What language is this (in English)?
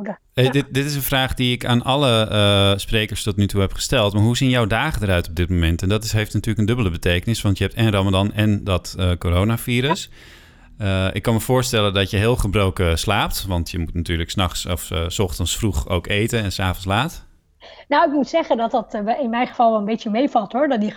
Dutch